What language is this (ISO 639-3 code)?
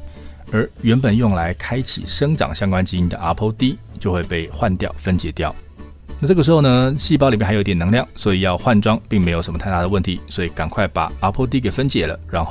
zho